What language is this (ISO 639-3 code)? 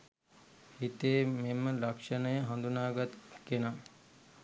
sin